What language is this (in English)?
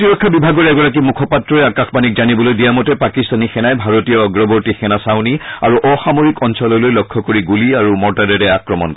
Assamese